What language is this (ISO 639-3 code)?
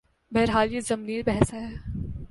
urd